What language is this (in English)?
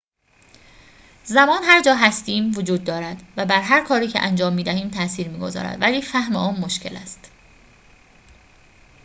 Persian